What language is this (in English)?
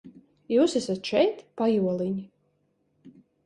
Latvian